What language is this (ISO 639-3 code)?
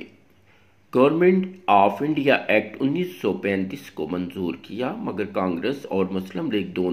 ron